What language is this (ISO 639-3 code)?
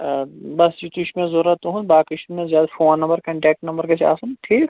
kas